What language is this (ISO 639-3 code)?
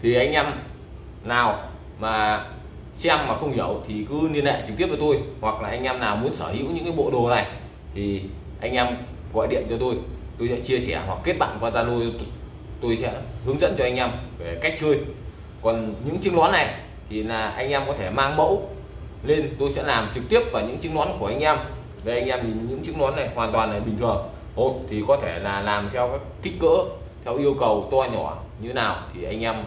vie